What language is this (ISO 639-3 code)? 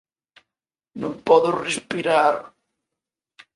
glg